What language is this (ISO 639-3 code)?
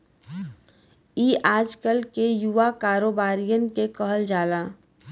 bho